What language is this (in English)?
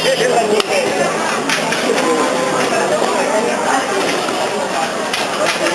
Italian